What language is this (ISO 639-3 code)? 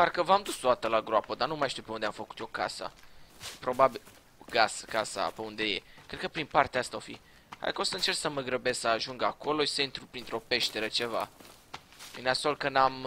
ron